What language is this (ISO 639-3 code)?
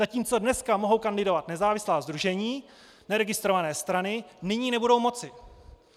ces